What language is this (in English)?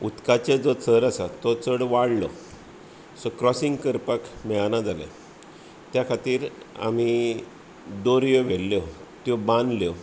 Konkani